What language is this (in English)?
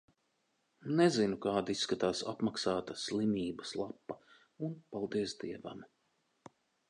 Latvian